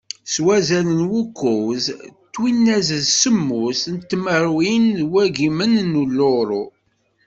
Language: Kabyle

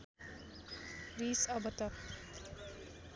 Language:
Nepali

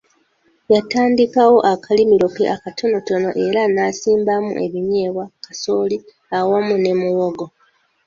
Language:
Ganda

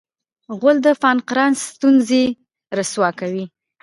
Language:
Pashto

